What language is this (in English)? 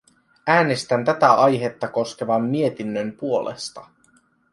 Finnish